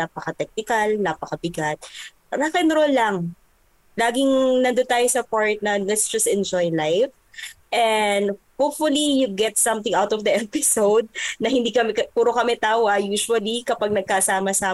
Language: Filipino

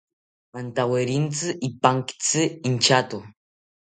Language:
South Ucayali Ashéninka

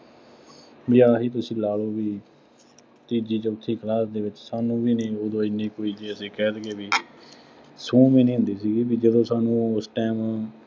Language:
Punjabi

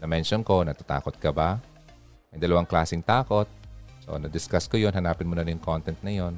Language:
Filipino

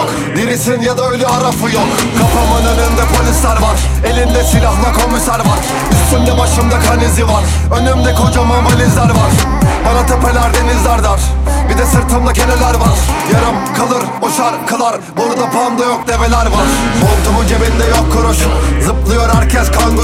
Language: Turkish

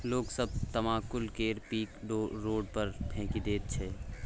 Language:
Maithili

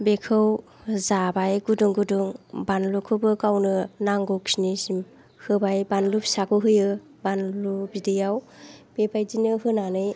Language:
Bodo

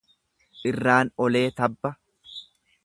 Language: Oromo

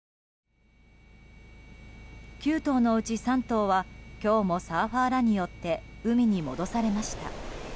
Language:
Japanese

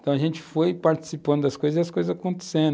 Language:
Portuguese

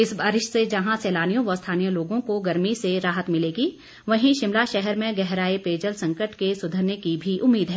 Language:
Hindi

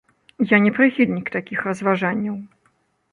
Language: Belarusian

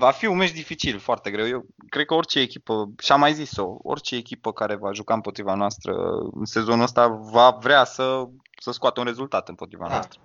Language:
Romanian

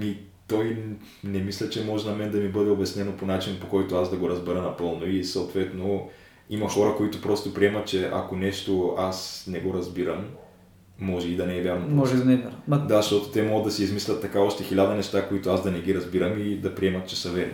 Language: Bulgarian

